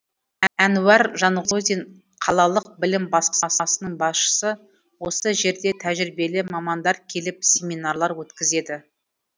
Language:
Kazakh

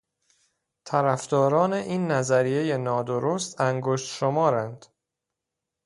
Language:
Persian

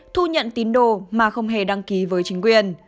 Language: Vietnamese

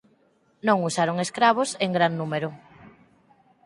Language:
Galician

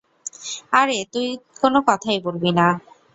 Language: Bangla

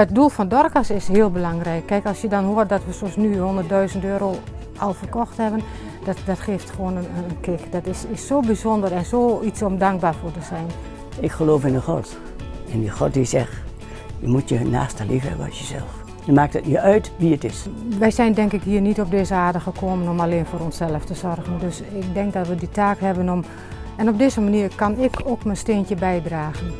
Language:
Dutch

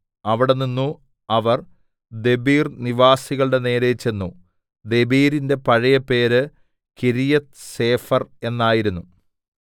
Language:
Malayalam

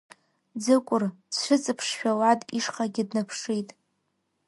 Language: Abkhazian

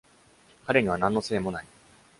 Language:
Japanese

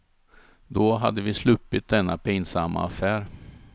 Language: Swedish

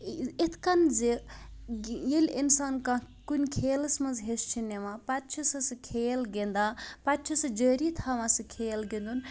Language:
Kashmiri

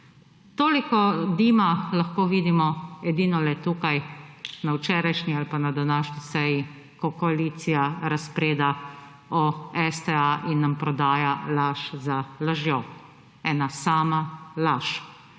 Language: Slovenian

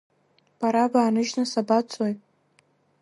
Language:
Abkhazian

